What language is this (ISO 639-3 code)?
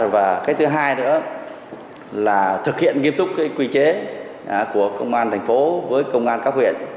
vie